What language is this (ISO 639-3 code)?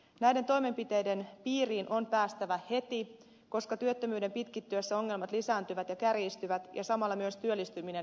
fin